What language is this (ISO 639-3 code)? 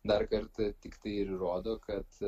lit